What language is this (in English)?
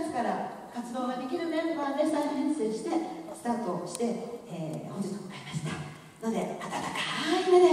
Japanese